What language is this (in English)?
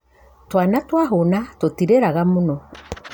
Kikuyu